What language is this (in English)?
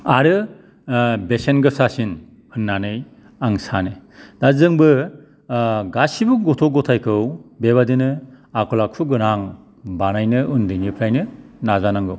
Bodo